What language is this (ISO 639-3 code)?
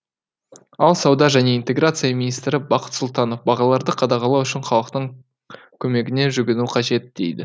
kaz